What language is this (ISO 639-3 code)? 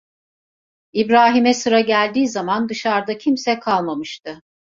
tur